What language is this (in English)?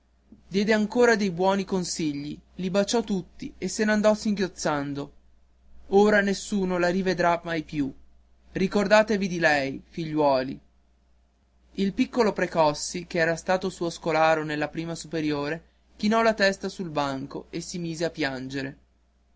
Italian